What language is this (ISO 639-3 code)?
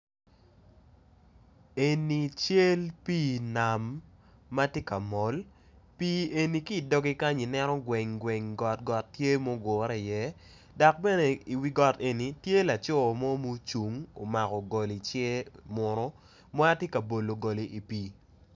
ach